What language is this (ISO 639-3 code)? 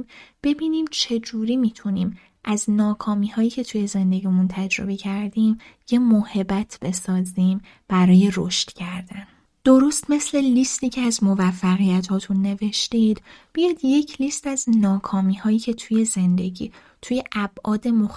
fas